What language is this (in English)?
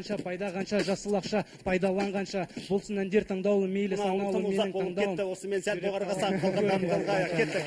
Romanian